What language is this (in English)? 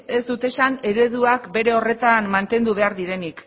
Basque